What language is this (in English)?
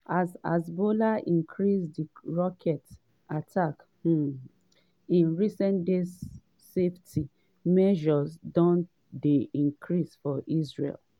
Nigerian Pidgin